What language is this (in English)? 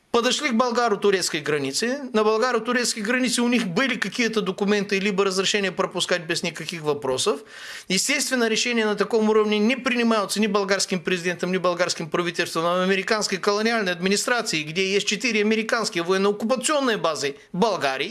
Russian